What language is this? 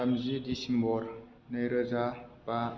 Bodo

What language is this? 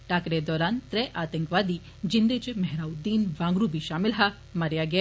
Dogri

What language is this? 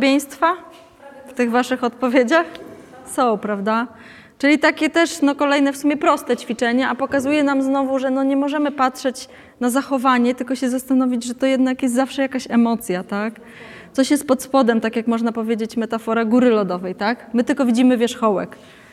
Polish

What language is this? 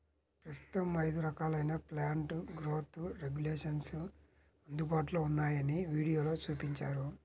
Telugu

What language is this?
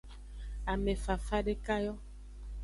Aja (Benin)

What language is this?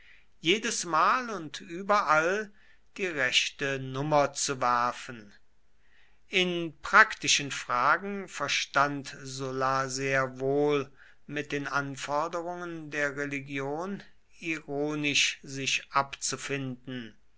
German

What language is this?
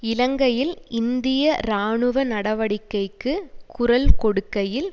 Tamil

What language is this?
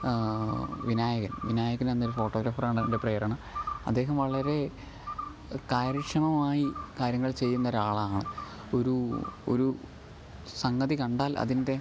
Malayalam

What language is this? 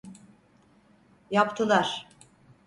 Turkish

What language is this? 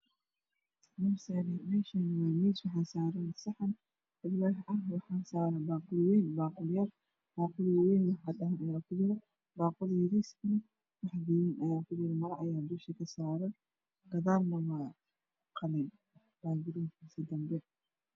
Somali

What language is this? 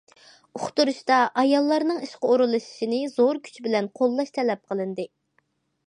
Uyghur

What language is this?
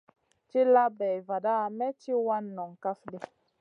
Masana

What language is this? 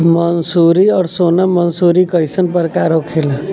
Bhojpuri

